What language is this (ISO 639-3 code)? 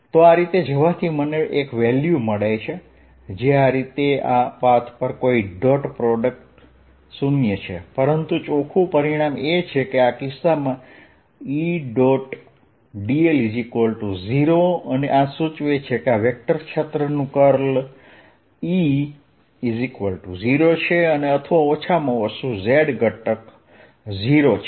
guj